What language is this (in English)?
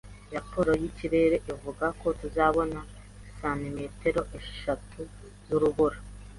Kinyarwanda